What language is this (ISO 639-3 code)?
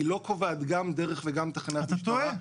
heb